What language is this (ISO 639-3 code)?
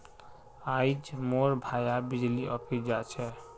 mag